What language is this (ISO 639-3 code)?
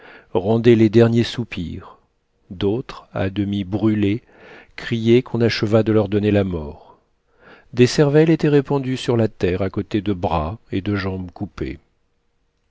fra